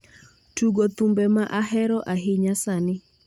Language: Luo (Kenya and Tanzania)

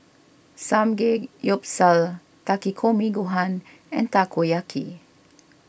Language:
English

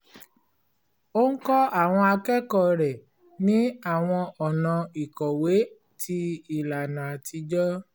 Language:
Yoruba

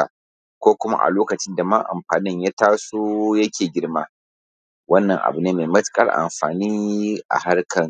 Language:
Hausa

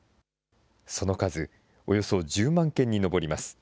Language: Japanese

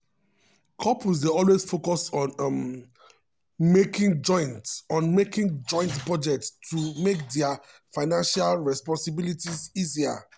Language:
Nigerian Pidgin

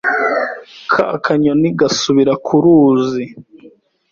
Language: Kinyarwanda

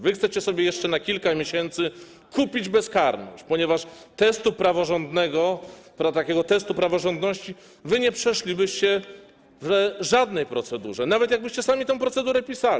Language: Polish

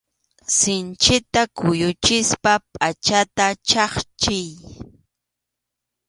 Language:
Arequipa-La Unión Quechua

